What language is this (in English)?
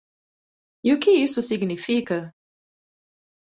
Portuguese